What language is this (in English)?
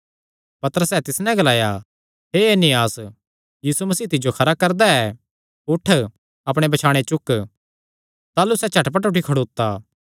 Kangri